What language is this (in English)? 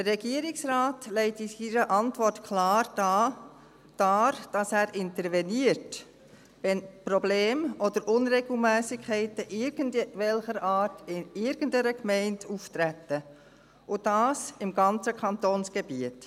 Swiss German